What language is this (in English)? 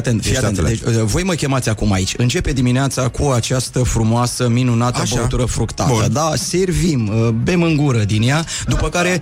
Romanian